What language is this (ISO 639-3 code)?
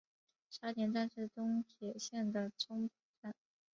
zho